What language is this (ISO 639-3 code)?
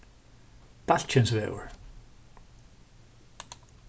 fao